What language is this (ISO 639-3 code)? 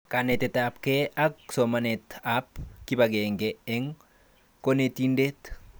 kln